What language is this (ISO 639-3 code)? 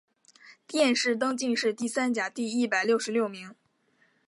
zho